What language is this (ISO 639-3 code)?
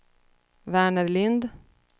swe